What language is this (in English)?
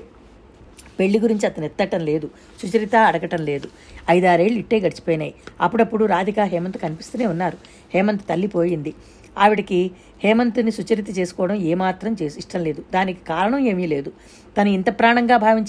Telugu